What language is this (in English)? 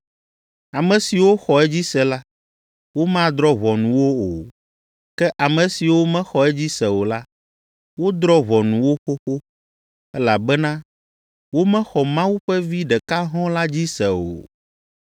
Ewe